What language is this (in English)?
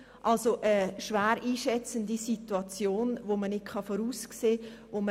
Swiss German